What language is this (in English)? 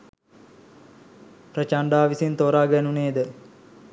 Sinhala